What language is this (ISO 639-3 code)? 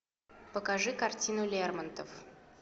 rus